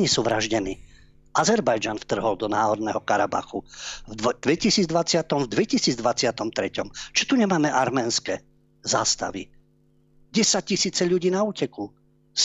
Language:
Slovak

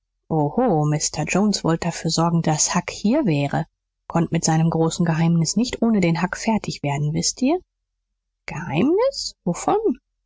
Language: German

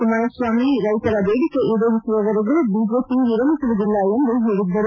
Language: Kannada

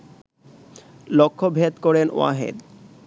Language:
Bangla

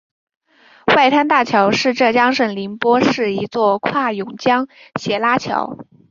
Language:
Chinese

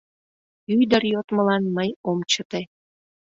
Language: Mari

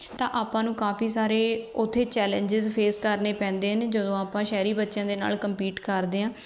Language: Punjabi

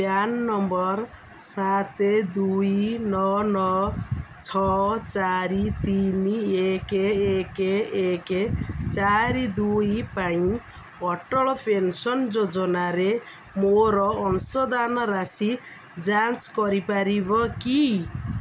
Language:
Odia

